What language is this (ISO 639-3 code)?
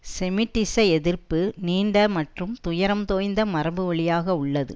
tam